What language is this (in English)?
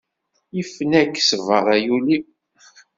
Kabyle